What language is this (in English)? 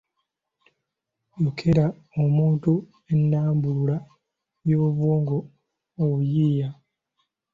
Ganda